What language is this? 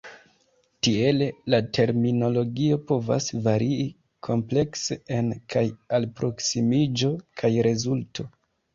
Esperanto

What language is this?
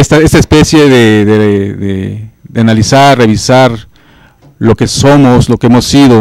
Spanish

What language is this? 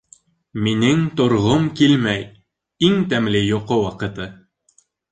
Bashkir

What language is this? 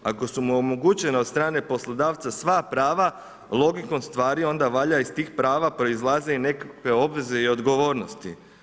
Croatian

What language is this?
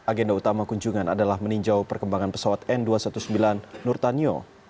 Indonesian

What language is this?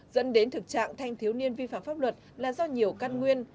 Vietnamese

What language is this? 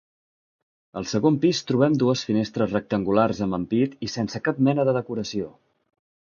Catalan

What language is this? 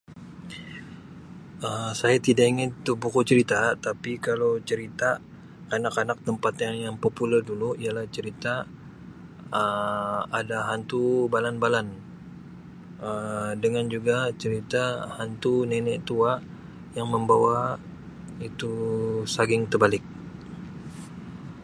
Sabah Malay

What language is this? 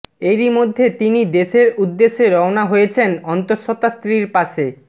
Bangla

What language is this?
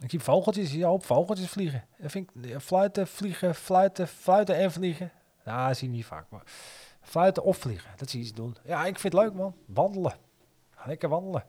Dutch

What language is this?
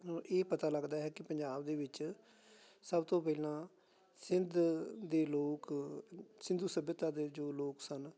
Punjabi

